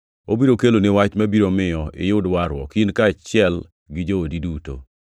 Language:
Luo (Kenya and Tanzania)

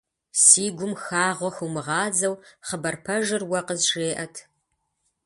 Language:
Kabardian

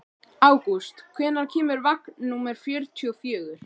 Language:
Icelandic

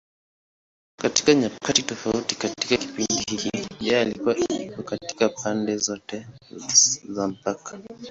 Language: Swahili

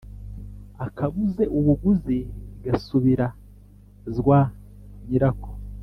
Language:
Kinyarwanda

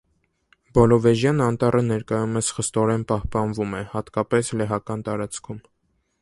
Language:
Armenian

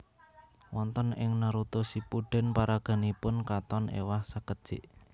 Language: Javanese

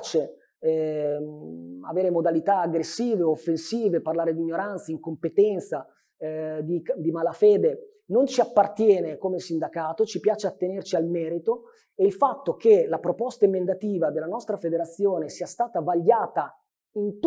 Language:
Italian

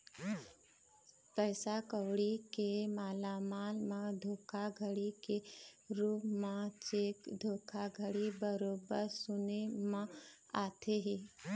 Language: Chhattisgarhi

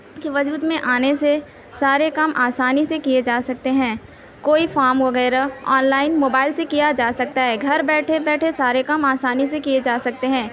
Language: Urdu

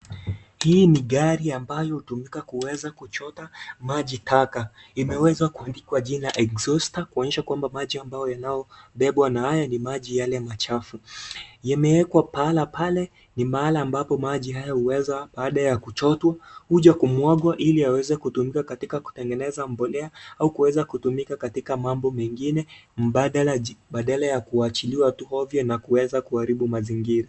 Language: Swahili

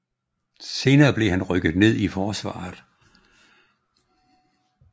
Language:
Danish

